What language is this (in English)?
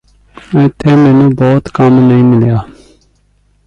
Punjabi